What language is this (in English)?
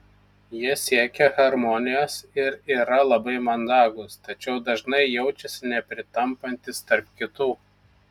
Lithuanian